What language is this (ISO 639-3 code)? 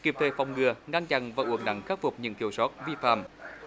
vie